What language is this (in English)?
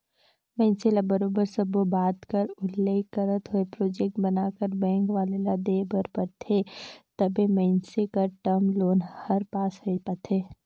Chhattisgarhi